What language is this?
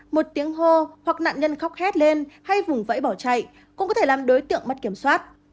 Vietnamese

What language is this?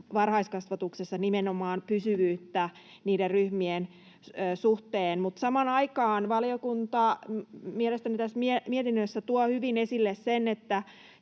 Finnish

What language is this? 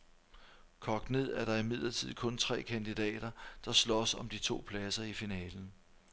Danish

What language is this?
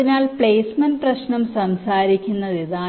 Malayalam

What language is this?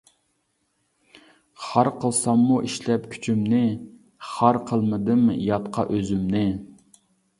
Uyghur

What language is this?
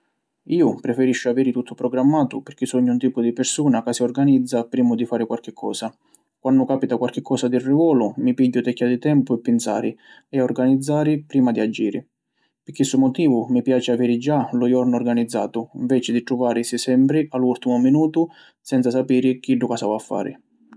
Sicilian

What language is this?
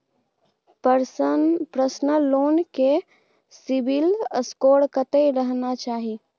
Maithili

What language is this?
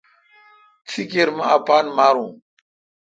Kalkoti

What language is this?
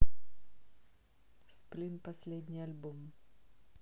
Russian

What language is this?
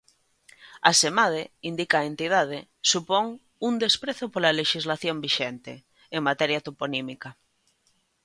Galician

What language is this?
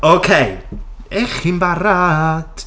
Welsh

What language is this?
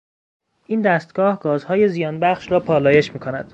Persian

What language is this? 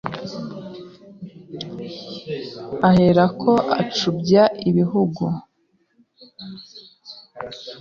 Kinyarwanda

